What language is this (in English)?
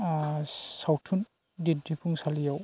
Bodo